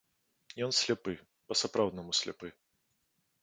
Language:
Belarusian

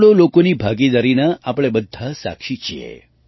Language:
Gujarati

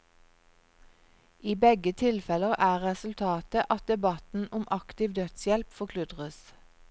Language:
Norwegian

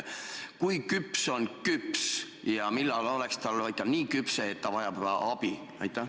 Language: Estonian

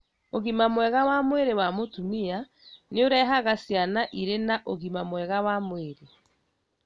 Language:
Kikuyu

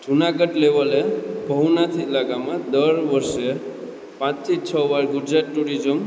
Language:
Gujarati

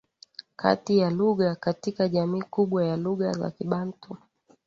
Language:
Swahili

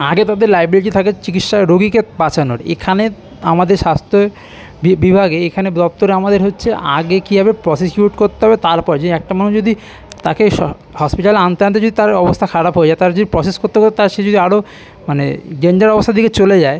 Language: Bangla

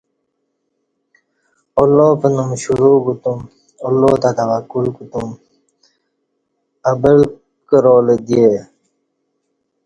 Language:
Kati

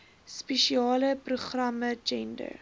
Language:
Afrikaans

